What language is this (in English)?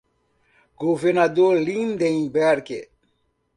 Portuguese